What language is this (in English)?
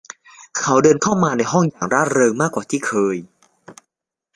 Thai